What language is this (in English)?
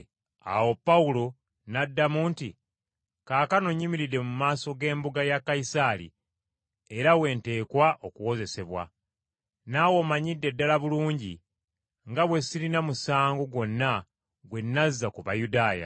Ganda